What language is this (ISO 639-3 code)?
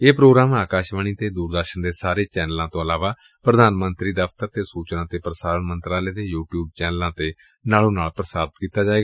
pan